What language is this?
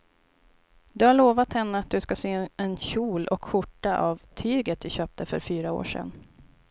Swedish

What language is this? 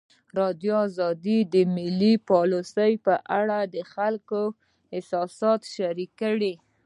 Pashto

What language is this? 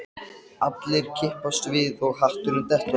Icelandic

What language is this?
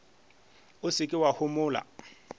Northern Sotho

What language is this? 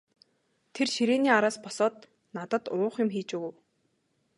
Mongolian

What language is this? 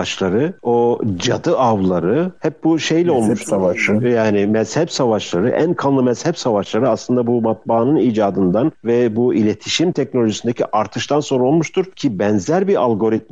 Turkish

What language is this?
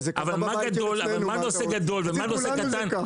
Hebrew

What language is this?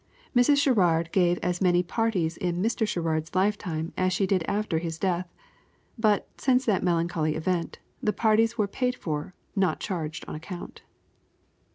English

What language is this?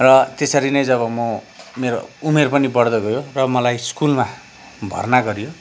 Nepali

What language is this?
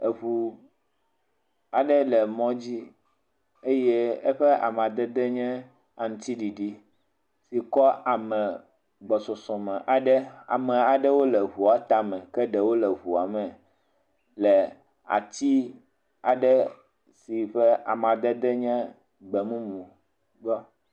Ewe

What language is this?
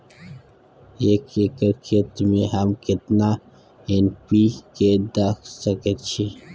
Maithili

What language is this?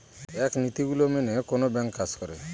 Bangla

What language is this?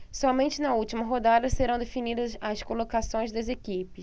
Portuguese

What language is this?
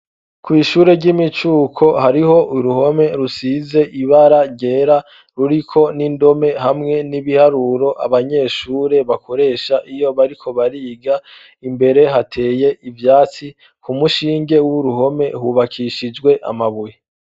Rundi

